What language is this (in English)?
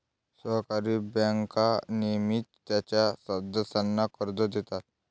Marathi